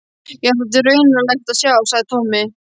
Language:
Icelandic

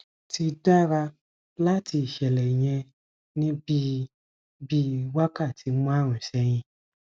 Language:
Yoruba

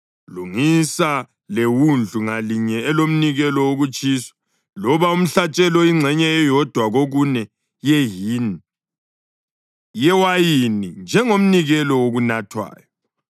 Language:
North Ndebele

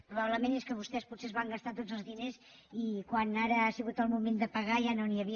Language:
Catalan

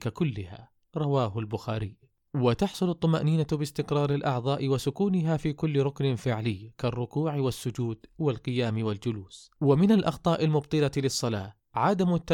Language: Arabic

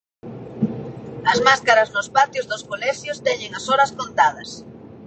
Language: Galician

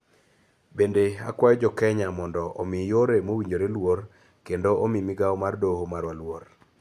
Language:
Luo (Kenya and Tanzania)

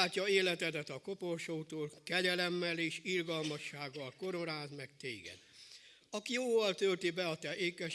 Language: Hungarian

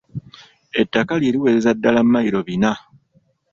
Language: Ganda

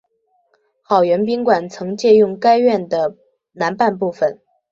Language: Chinese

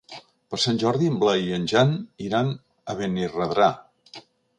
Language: Catalan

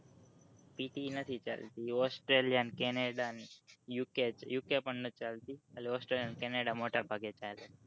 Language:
Gujarati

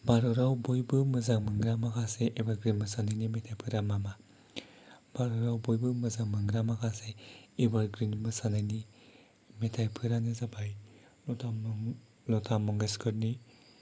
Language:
Bodo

